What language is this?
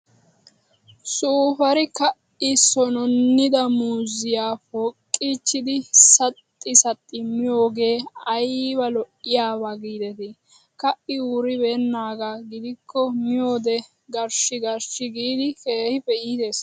Wolaytta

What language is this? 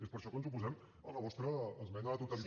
Catalan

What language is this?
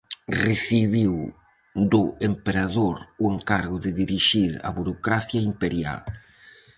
Galician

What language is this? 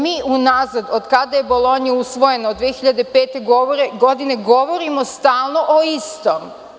Serbian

